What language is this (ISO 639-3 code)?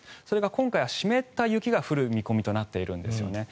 jpn